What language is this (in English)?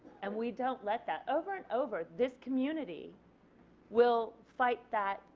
English